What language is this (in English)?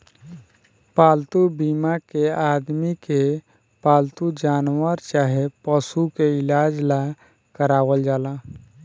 Bhojpuri